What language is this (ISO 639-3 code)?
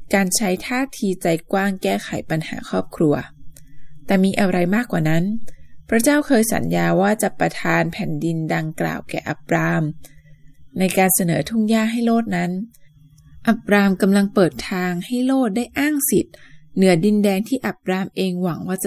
tha